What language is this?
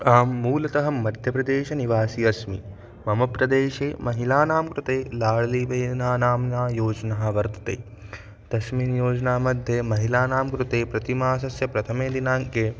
Sanskrit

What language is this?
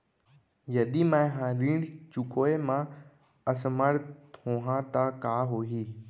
Chhattisgarhi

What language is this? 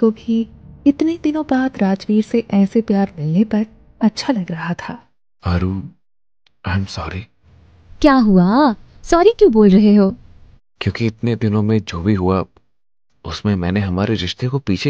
Hindi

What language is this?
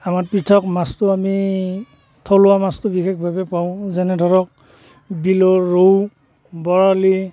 Assamese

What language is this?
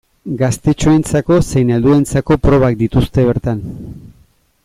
Basque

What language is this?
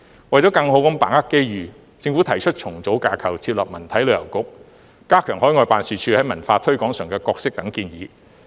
Cantonese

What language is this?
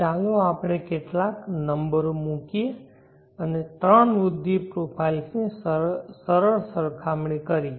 Gujarati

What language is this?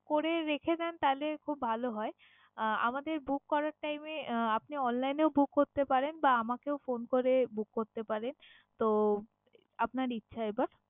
Bangla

